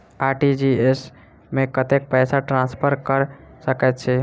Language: Maithili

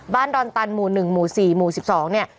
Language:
Thai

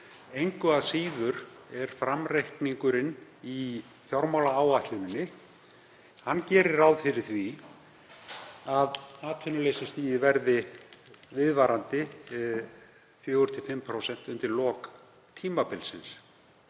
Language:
Icelandic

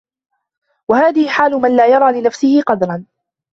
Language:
Arabic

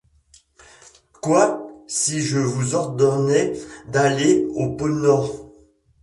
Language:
French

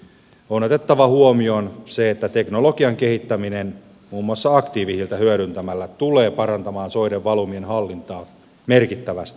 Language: Finnish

